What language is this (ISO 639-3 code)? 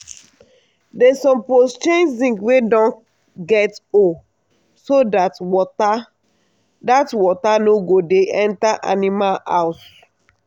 pcm